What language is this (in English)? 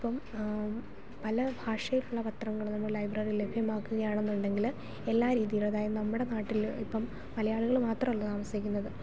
Malayalam